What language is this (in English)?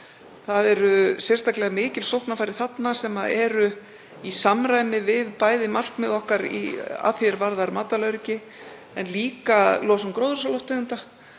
Icelandic